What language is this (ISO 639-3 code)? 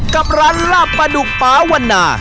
tha